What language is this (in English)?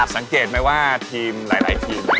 Thai